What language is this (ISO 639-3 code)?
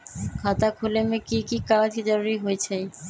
mag